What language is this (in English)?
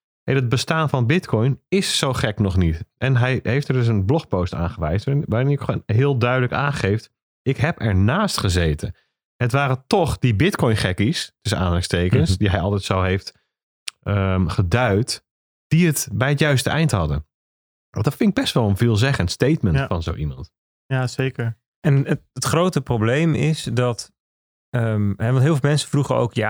Dutch